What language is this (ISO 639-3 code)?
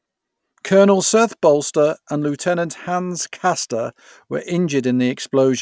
eng